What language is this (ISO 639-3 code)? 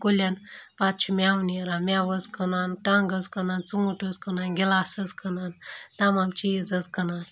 kas